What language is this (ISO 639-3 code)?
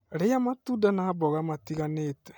kik